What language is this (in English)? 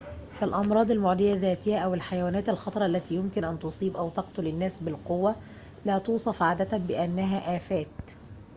Arabic